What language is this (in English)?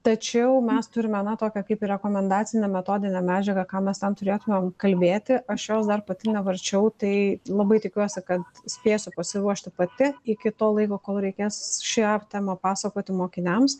Lithuanian